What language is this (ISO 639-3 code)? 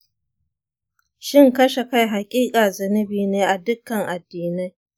hau